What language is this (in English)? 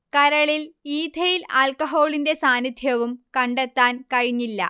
Malayalam